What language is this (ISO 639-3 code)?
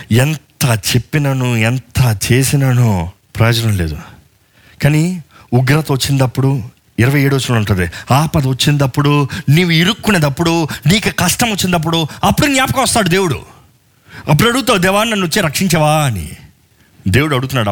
tel